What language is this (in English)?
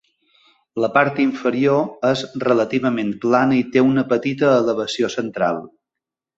Catalan